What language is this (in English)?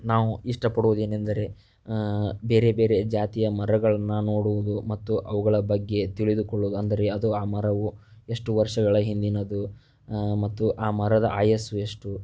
Kannada